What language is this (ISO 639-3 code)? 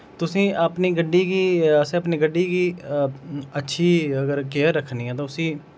doi